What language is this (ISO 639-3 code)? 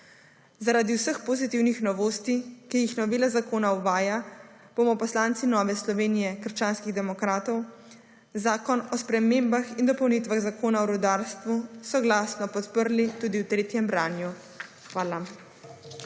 slv